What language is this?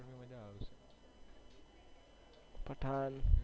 Gujarati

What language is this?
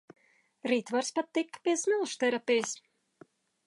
Latvian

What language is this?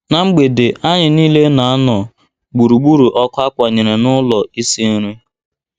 Igbo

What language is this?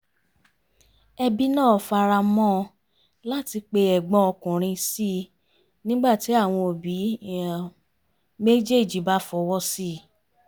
Yoruba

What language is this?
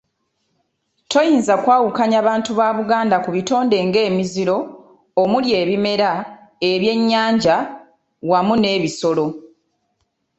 Ganda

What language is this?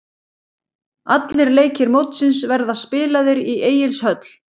Icelandic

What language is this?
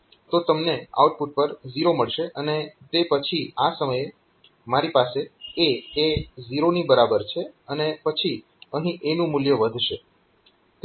Gujarati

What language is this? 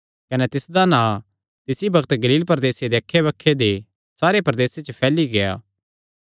Kangri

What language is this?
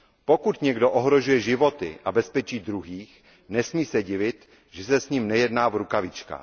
Czech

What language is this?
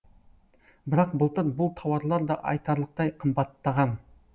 Kazakh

